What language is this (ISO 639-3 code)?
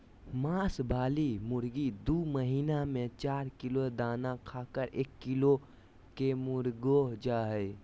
mag